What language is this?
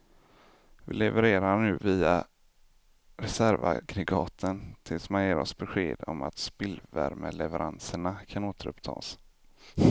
Swedish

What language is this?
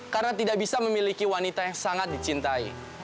Indonesian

